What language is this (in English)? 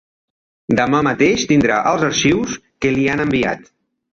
Catalan